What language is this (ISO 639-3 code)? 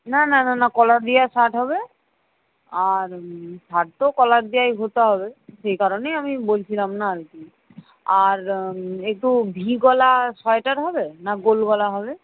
ben